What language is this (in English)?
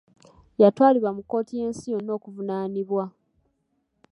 Ganda